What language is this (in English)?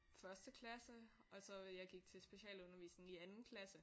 Danish